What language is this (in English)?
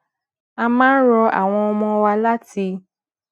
Yoruba